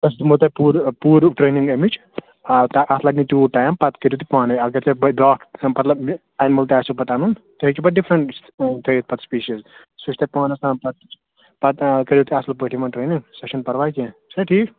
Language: Kashmiri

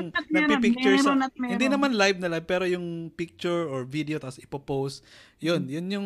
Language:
Filipino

